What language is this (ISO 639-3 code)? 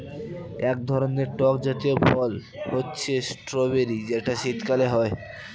ben